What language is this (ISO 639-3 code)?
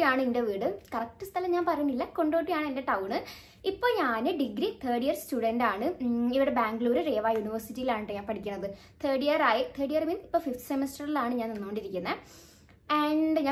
mal